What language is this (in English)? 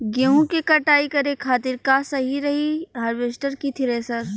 Bhojpuri